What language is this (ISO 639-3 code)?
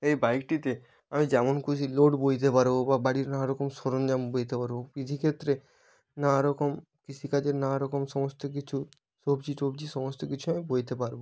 ben